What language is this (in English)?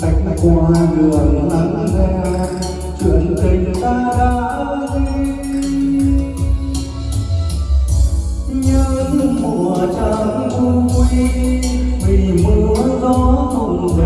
Vietnamese